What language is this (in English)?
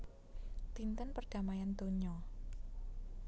Javanese